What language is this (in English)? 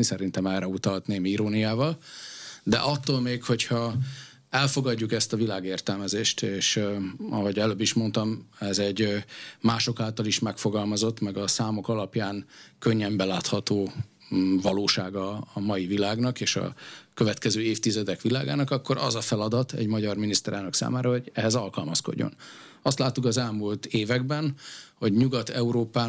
Hungarian